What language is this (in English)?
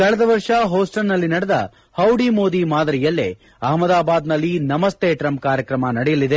Kannada